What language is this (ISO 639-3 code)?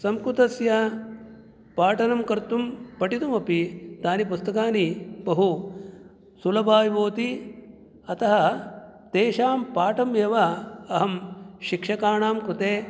san